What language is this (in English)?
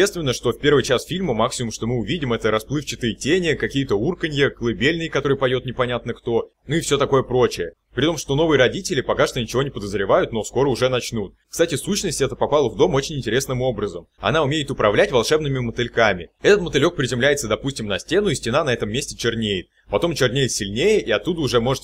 Russian